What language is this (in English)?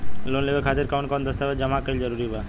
Bhojpuri